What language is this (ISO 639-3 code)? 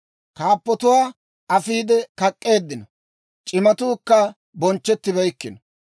dwr